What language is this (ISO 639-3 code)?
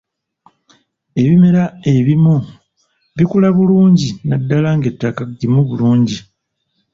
lug